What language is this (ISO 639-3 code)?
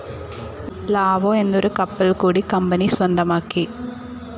mal